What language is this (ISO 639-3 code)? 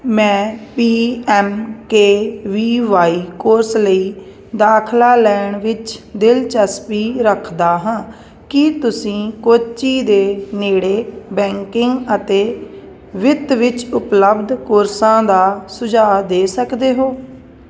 pan